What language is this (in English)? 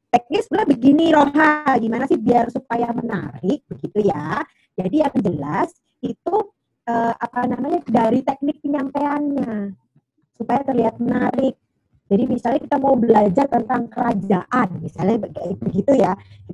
Indonesian